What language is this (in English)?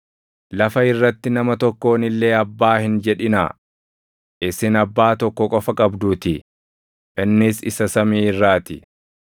Oromo